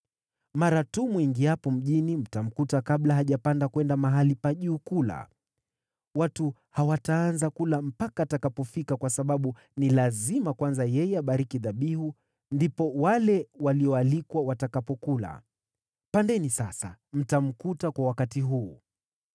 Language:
Swahili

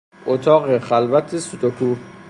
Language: Persian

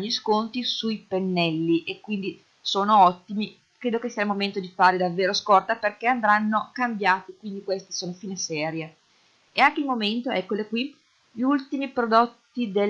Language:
Italian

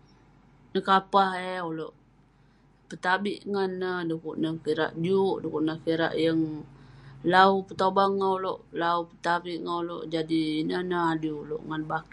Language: Western Penan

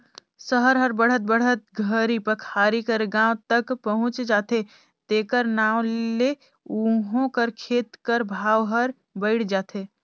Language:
Chhattisgarhi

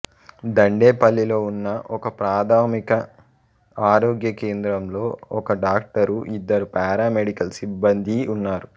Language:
Telugu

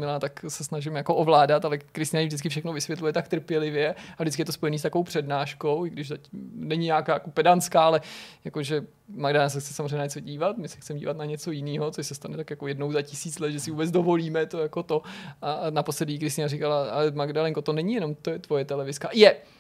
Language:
Czech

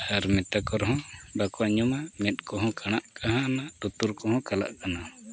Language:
Santali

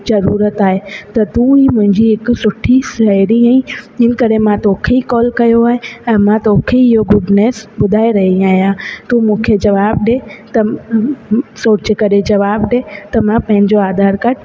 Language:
Sindhi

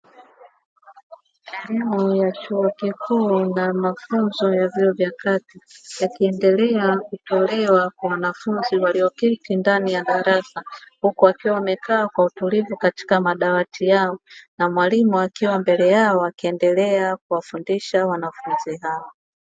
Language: Swahili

